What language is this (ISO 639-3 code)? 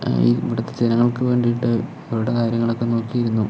mal